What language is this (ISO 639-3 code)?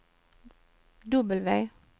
swe